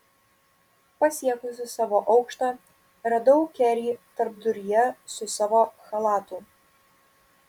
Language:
Lithuanian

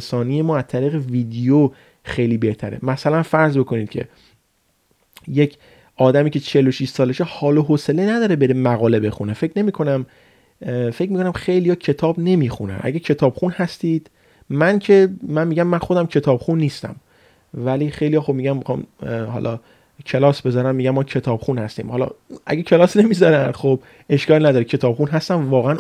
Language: Persian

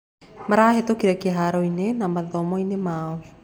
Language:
Kikuyu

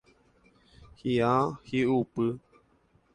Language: Guarani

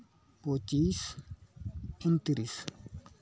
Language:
Santali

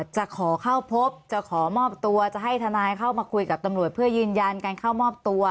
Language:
Thai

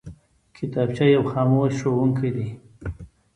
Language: Pashto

